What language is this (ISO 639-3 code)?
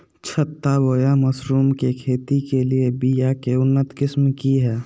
mag